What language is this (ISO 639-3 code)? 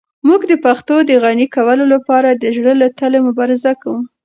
pus